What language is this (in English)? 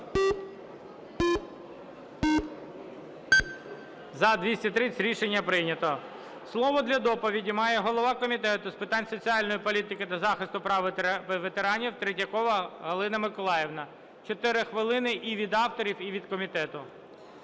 Ukrainian